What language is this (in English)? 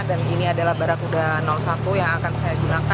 Indonesian